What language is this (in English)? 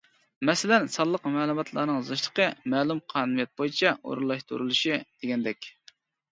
Uyghur